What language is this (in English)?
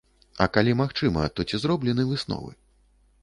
Belarusian